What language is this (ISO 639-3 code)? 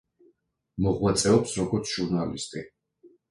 kat